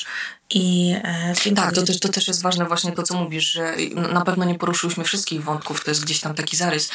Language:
Polish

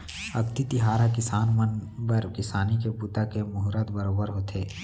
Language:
Chhattisgarhi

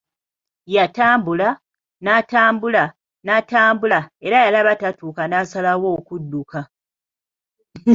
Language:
Ganda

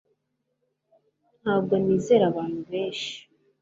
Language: Kinyarwanda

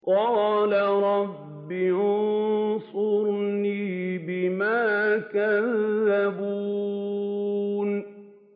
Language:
Arabic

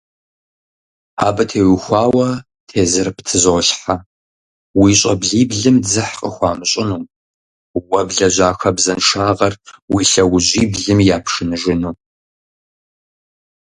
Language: Kabardian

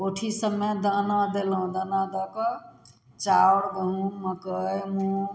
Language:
Maithili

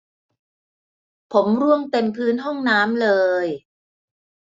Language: Thai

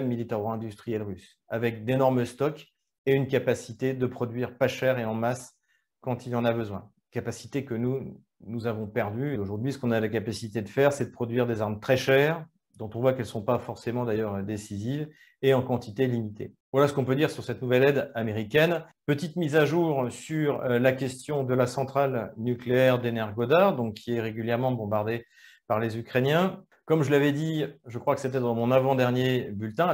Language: French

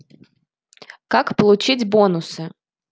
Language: Russian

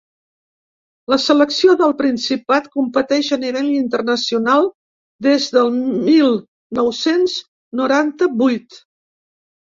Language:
Catalan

